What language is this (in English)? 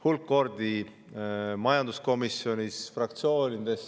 Estonian